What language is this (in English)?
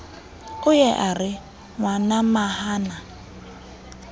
Southern Sotho